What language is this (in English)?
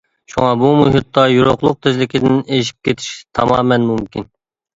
Uyghur